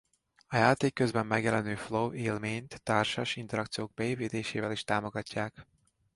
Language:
Hungarian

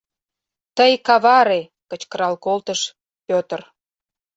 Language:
Mari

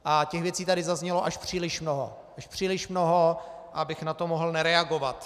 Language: Czech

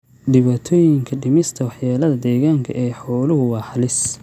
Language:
Somali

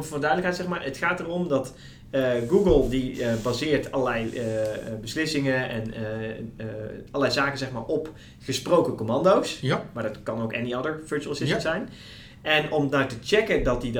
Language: Dutch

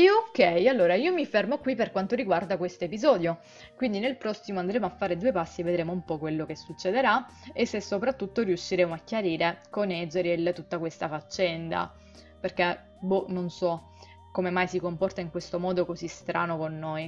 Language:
Italian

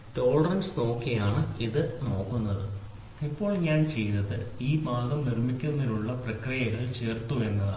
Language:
Malayalam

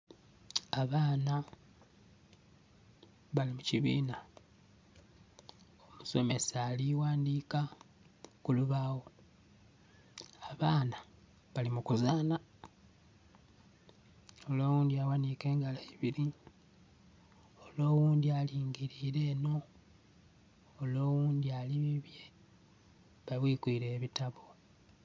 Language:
Soga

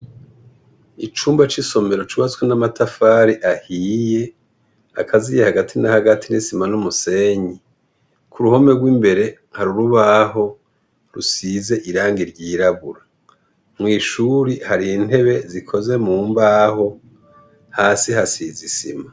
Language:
Rundi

